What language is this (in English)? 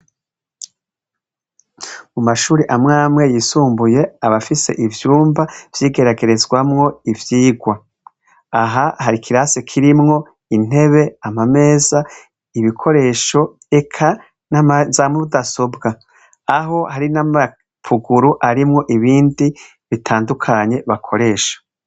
Rundi